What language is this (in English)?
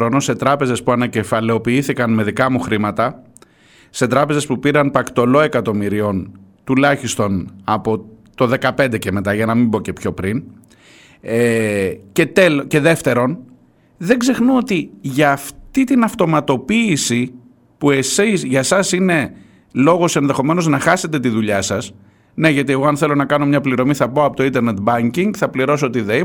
Greek